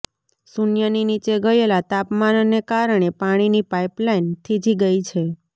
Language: Gujarati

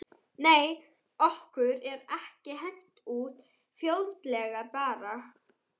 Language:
Icelandic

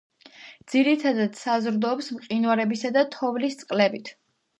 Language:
Georgian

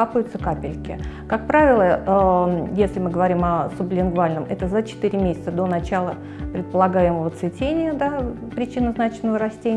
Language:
Russian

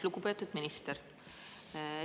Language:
Estonian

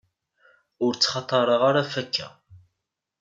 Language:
Kabyle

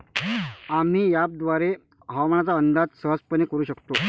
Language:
Marathi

